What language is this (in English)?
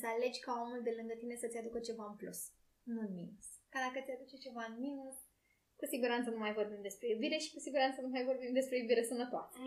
Romanian